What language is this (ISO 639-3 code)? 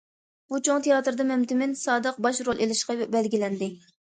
uig